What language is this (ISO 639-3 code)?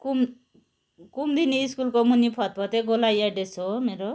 nep